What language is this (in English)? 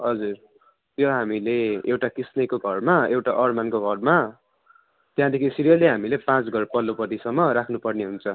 Nepali